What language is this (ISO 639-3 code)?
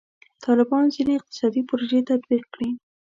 pus